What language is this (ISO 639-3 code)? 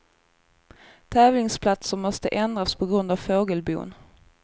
swe